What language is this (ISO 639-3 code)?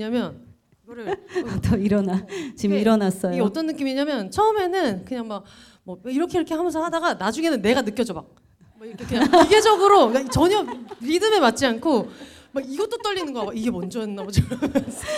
kor